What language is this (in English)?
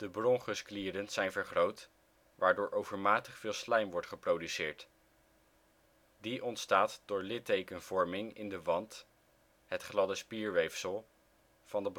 Dutch